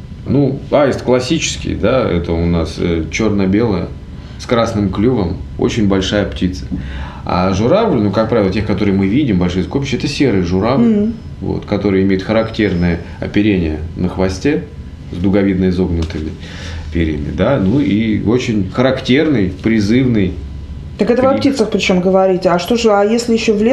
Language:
Russian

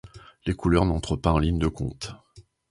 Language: French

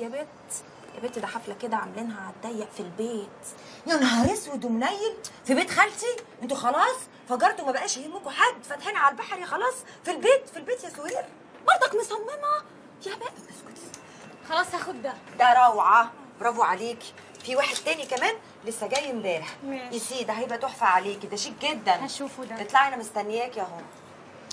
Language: Arabic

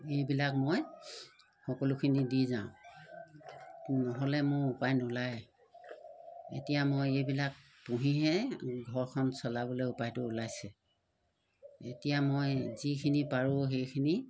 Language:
Assamese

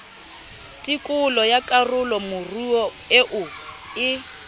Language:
Southern Sotho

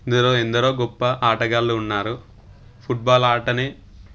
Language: Telugu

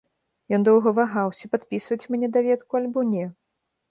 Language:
Belarusian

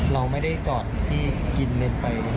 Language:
Thai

